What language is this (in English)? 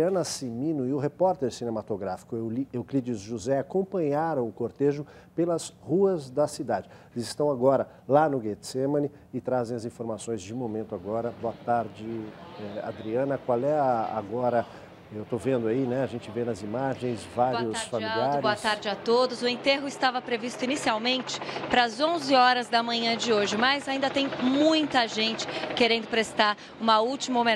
Portuguese